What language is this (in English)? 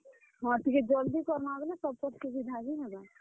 Odia